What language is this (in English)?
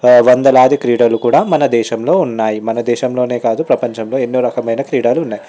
Telugu